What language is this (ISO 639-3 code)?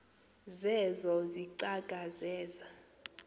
xho